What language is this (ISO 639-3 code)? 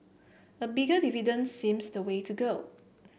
eng